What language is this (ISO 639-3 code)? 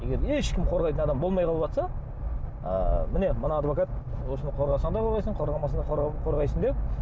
kaz